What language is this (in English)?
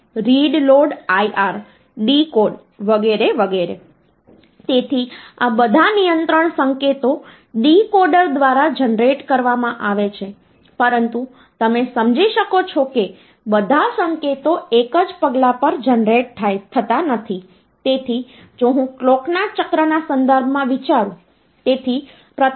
Gujarati